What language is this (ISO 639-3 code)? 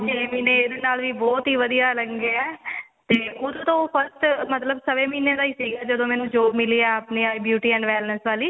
pan